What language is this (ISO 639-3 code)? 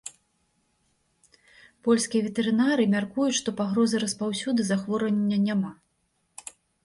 bel